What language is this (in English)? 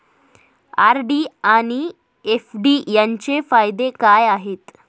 Marathi